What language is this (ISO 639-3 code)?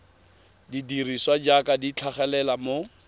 tsn